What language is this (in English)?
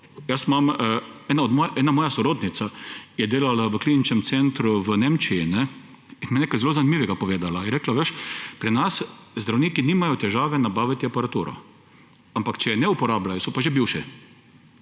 Slovenian